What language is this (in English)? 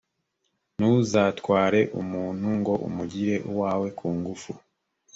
Kinyarwanda